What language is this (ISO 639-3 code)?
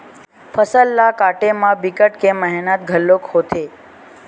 hne